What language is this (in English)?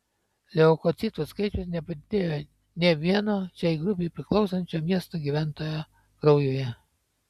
Lithuanian